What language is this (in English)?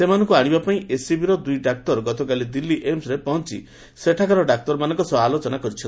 Odia